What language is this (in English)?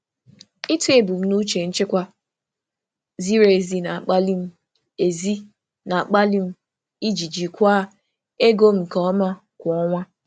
Igbo